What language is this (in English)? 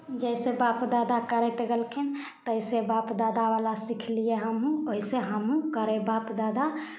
Maithili